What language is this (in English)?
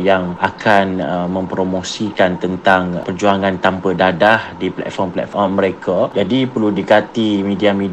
Malay